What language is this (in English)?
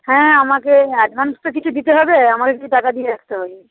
Bangla